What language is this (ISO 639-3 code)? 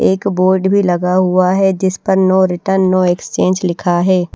hin